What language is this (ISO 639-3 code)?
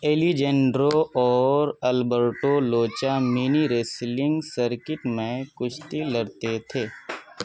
urd